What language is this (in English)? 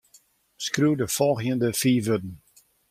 Western Frisian